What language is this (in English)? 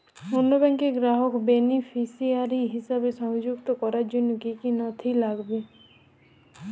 Bangla